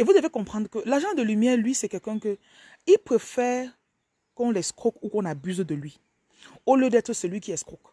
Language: French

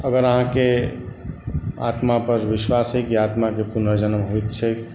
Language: Maithili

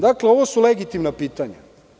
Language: Serbian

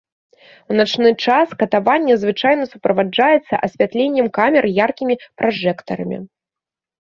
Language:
Belarusian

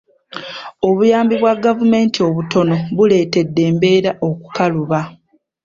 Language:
Ganda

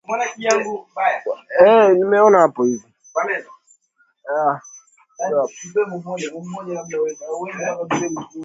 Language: Swahili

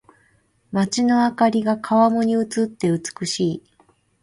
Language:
Japanese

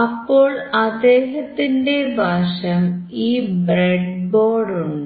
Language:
Malayalam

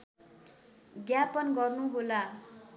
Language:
Nepali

